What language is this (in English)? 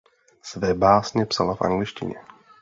Czech